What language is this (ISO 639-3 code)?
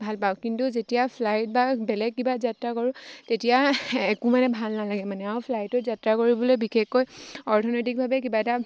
asm